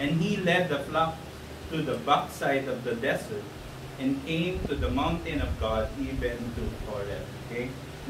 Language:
Filipino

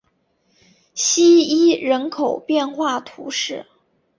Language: Chinese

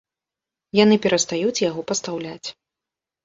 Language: Belarusian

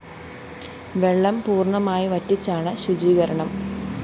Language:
Malayalam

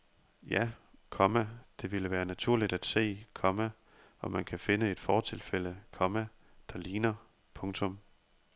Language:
Danish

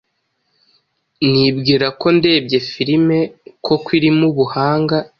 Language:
Kinyarwanda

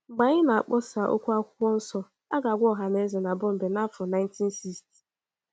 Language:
Igbo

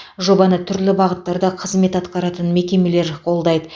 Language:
Kazakh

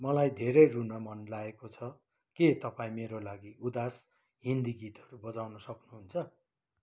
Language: Nepali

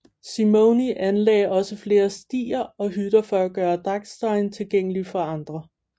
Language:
Danish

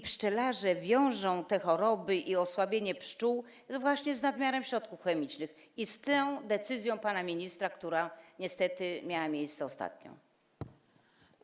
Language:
Polish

